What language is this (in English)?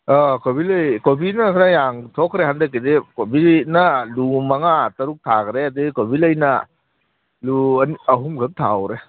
Manipuri